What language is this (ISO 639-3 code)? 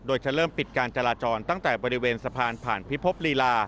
tha